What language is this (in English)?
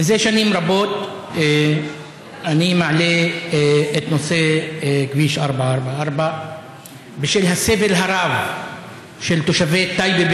Hebrew